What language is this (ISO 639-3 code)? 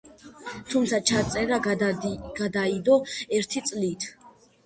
kat